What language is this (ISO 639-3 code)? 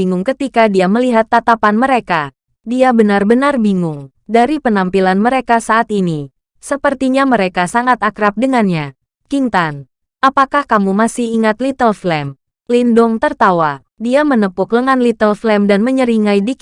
ind